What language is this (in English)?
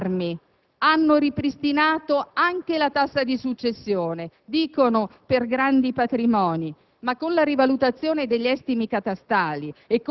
Italian